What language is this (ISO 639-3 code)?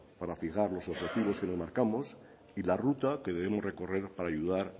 spa